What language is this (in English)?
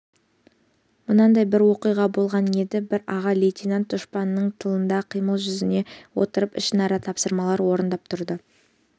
Kazakh